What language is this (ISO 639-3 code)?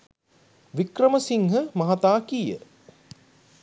sin